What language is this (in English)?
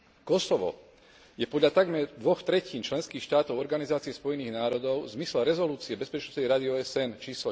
Slovak